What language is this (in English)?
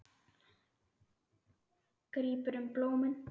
Icelandic